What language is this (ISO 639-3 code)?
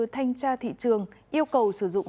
vie